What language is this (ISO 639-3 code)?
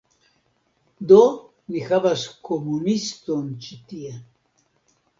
epo